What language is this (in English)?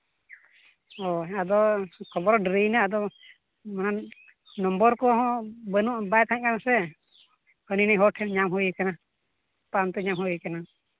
Santali